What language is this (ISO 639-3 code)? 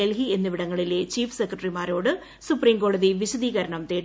mal